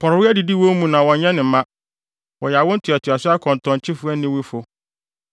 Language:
Akan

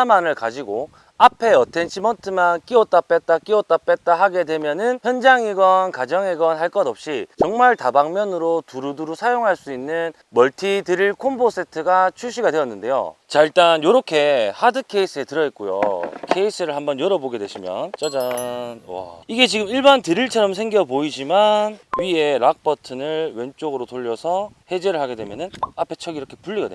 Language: Korean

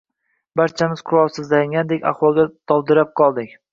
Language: Uzbek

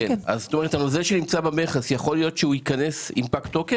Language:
Hebrew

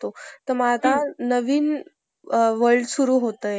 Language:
Marathi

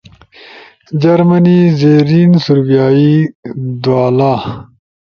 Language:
Ushojo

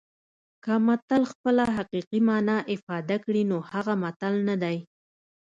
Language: Pashto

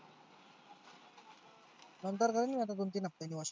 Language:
Marathi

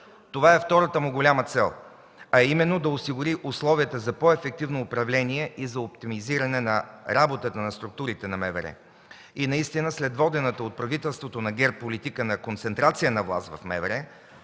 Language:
Bulgarian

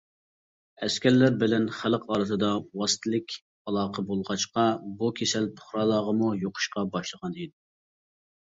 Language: Uyghur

